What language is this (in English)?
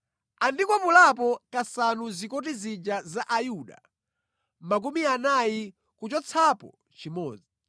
Nyanja